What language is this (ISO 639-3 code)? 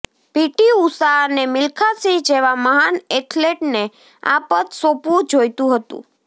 guj